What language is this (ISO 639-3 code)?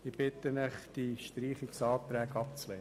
gsw